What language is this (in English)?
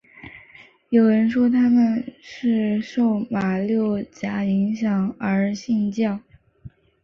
Chinese